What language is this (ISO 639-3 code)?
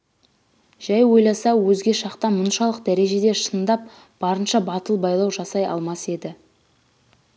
kaz